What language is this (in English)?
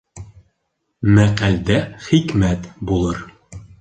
Bashkir